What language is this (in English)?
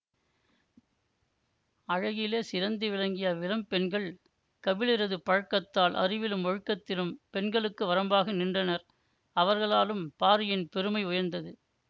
Tamil